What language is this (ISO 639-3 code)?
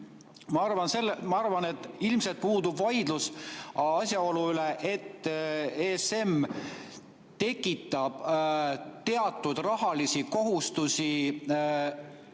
est